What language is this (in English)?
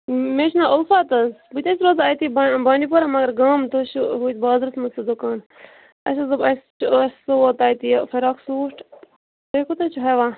Kashmiri